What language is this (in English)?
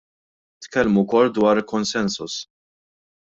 Maltese